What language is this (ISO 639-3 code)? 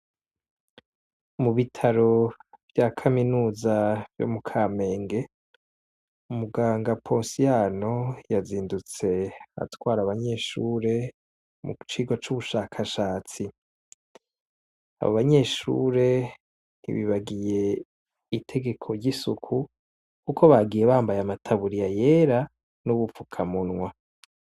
run